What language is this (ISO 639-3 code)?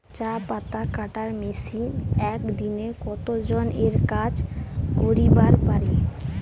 ben